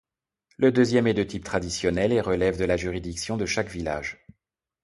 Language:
French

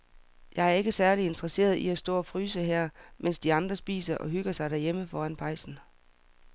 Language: Danish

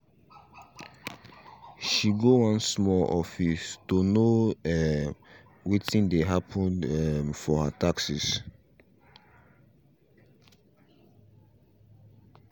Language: Nigerian Pidgin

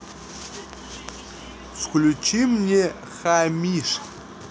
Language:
Russian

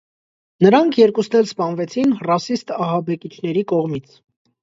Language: Armenian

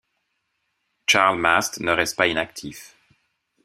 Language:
French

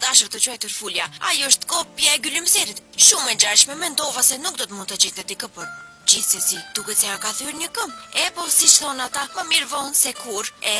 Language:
Romanian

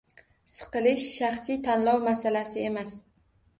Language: Uzbek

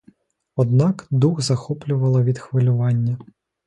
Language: Ukrainian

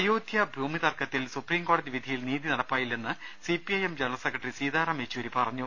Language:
Malayalam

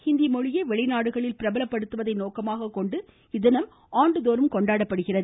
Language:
Tamil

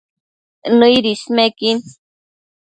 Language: Matsés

